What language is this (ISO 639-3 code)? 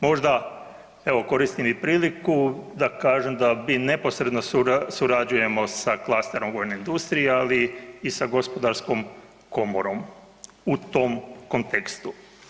hrv